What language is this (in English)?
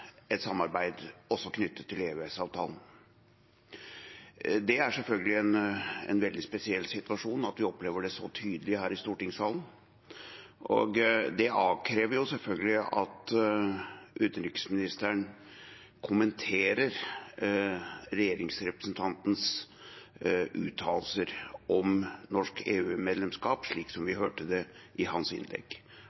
Norwegian Bokmål